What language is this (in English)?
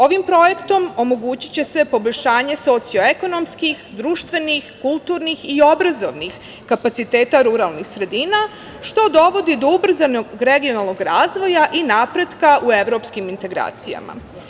Serbian